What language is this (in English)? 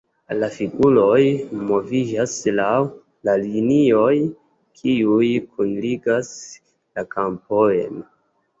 Esperanto